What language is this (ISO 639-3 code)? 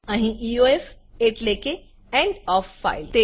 guj